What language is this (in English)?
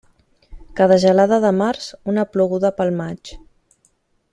Catalan